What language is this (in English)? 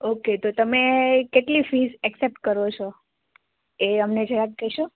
Gujarati